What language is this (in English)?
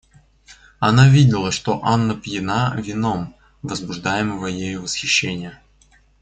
Russian